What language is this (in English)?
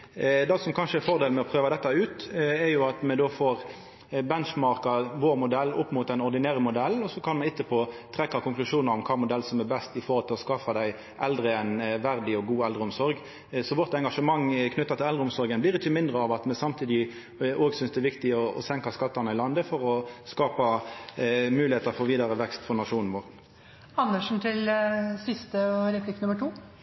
Norwegian